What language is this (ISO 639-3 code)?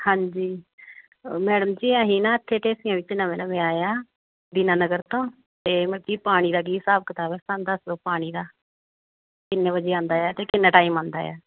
pan